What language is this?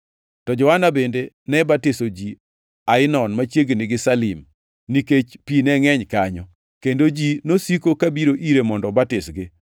Luo (Kenya and Tanzania)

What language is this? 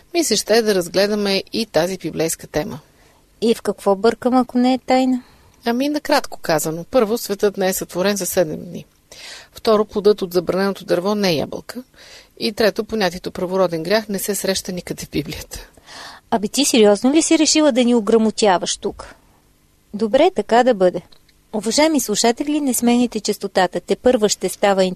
Bulgarian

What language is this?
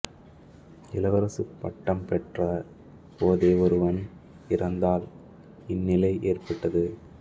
Tamil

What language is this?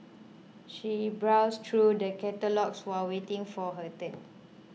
English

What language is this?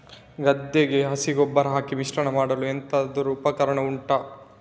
Kannada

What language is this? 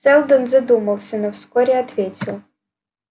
Russian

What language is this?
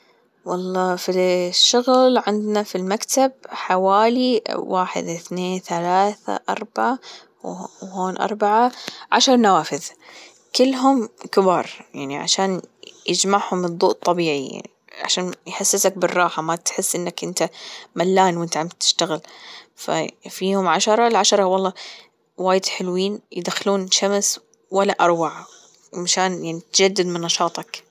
Gulf Arabic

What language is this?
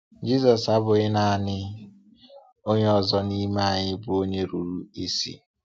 Igbo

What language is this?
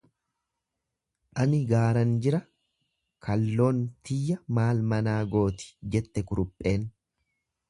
Oromo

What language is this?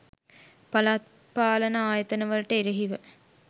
Sinhala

